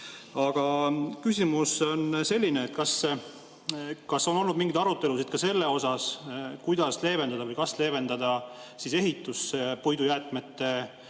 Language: Estonian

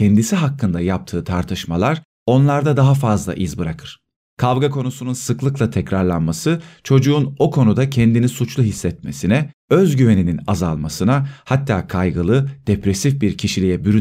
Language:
Turkish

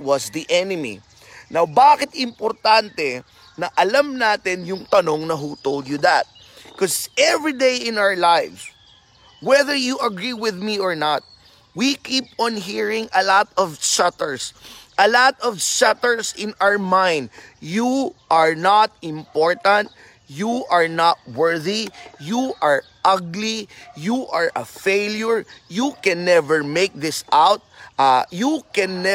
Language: Filipino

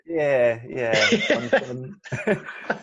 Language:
Welsh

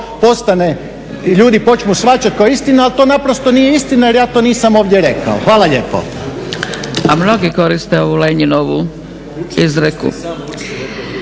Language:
Croatian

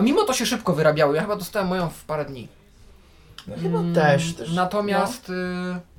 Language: Polish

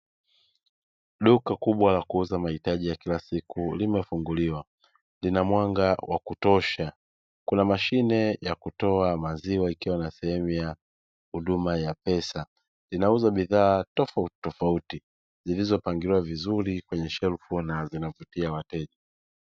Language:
Swahili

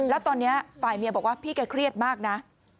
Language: Thai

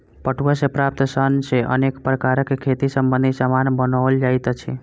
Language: Maithili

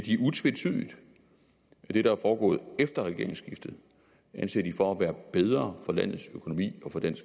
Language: Danish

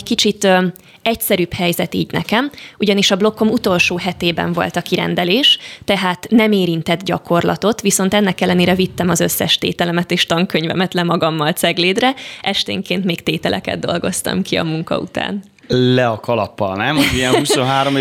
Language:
Hungarian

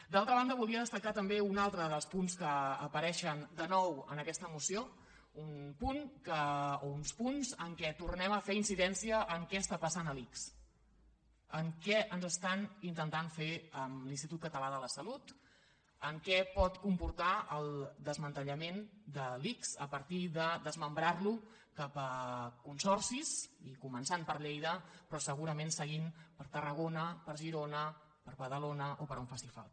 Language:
Catalan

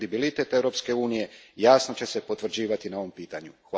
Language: Croatian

